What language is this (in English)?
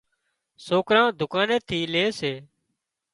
Wadiyara Koli